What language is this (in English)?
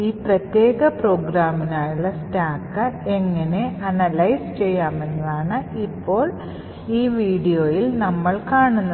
Malayalam